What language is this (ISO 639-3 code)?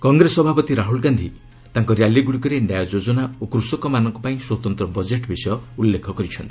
ori